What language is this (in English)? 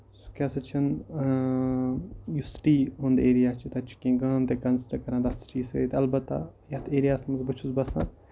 Kashmiri